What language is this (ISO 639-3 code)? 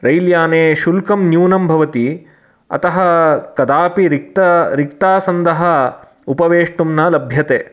san